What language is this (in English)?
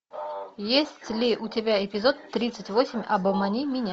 Russian